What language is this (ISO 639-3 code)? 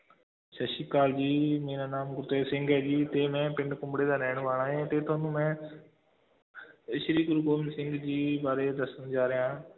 pan